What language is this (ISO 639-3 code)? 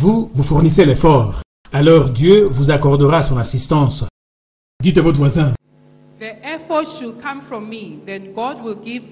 fra